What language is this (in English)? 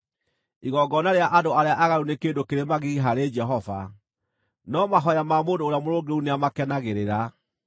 Kikuyu